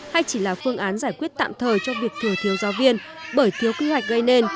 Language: Vietnamese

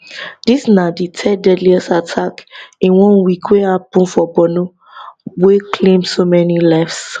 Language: Nigerian Pidgin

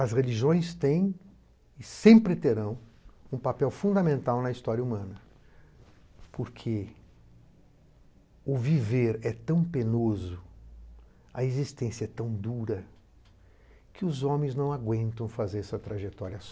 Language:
Portuguese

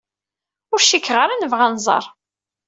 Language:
Kabyle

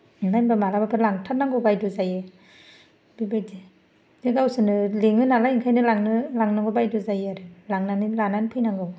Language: Bodo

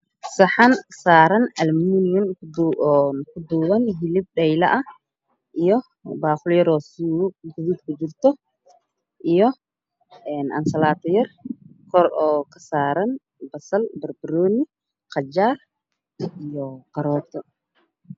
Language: Somali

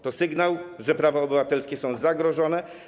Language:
Polish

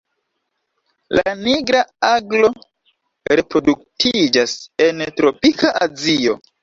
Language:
Esperanto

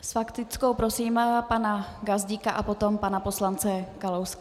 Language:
Czech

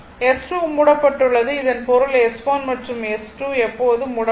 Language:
Tamil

